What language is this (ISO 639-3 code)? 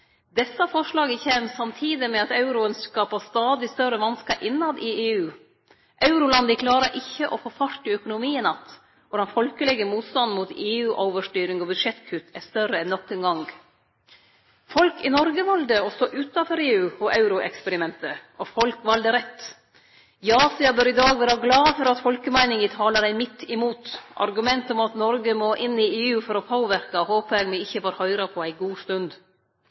nno